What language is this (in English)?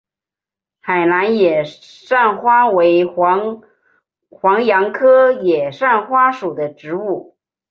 Chinese